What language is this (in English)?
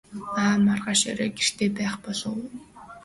Mongolian